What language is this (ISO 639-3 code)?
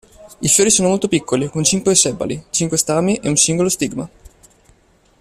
ita